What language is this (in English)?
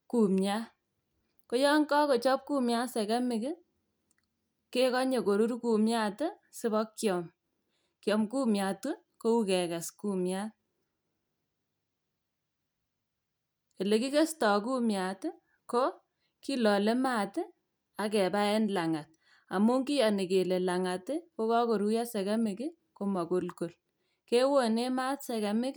Kalenjin